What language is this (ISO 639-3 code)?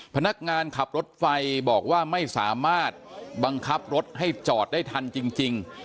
tha